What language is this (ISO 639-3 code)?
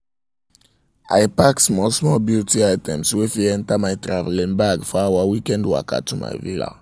pcm